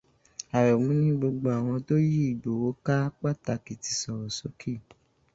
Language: Yoruba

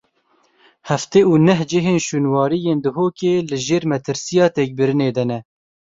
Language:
Kurdish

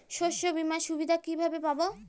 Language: Bangla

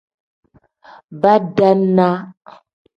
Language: Tem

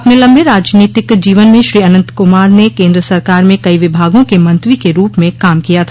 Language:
Hindi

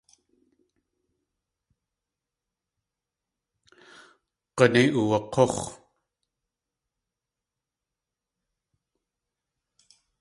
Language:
Tlingit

